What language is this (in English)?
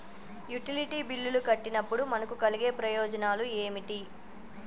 Telugu